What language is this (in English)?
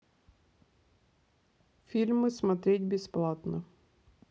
Russian